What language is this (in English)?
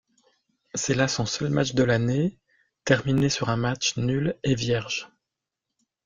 French